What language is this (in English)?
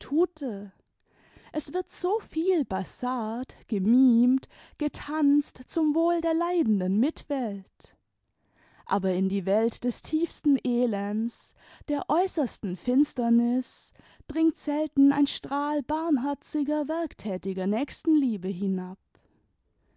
German